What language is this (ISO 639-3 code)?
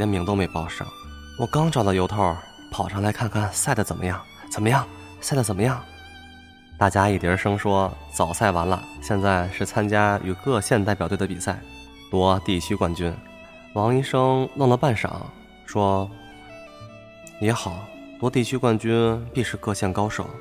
zho